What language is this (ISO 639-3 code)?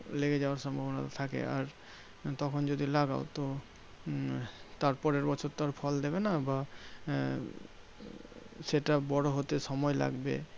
ben